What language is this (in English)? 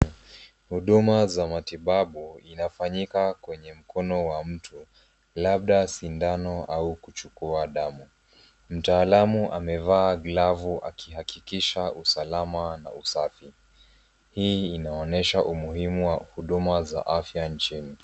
Swahili